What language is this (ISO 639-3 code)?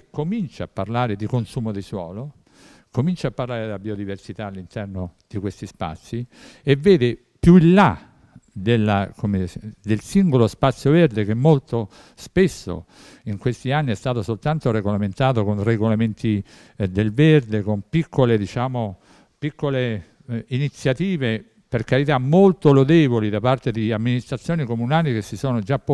ita